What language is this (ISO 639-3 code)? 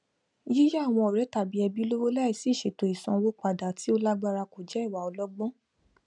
yor